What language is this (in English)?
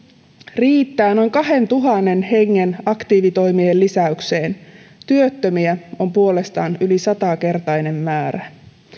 Finnish